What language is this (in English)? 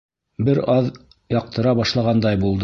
Bashkir